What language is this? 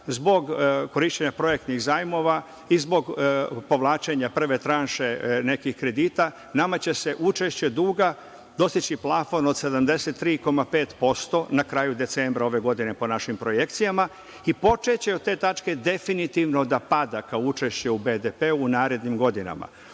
Serbian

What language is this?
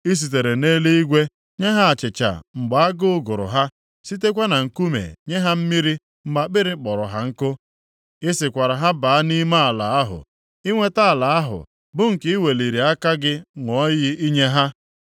Igbo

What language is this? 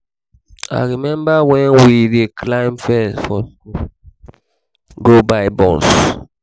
Nigerian Pidgin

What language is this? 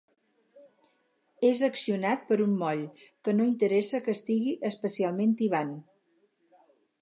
Catalan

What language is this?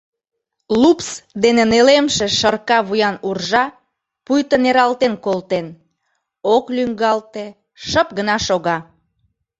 Mari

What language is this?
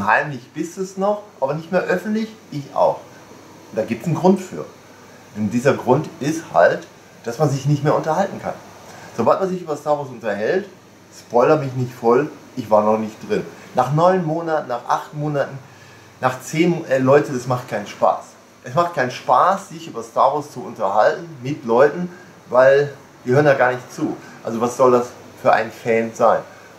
German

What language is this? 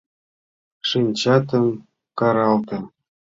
Mari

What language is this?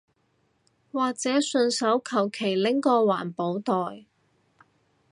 Cantonese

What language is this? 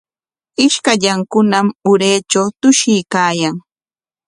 Corongo Ancash Quechua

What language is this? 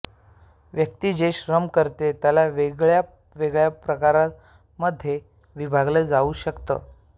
Marathi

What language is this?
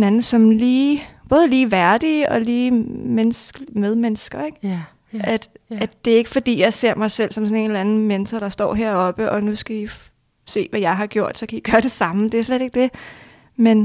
Danish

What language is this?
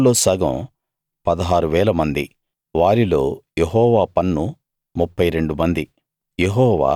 Telugu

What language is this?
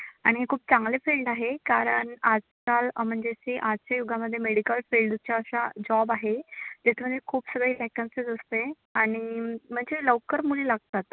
Marathi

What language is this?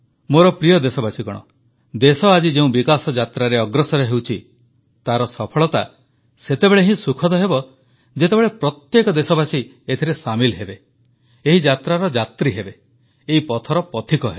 Odia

